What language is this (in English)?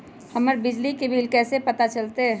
Magahi